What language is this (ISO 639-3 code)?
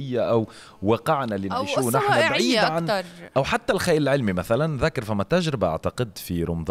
ara